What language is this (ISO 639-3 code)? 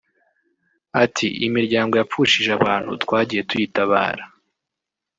kin